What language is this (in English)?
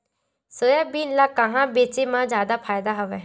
Chhattisgarhi